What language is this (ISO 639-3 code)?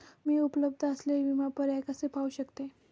mar